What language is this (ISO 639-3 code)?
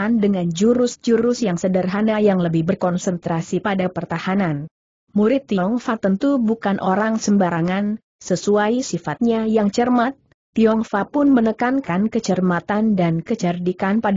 ind